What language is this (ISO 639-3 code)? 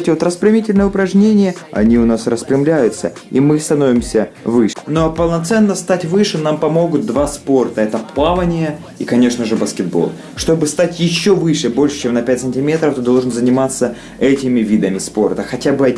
rus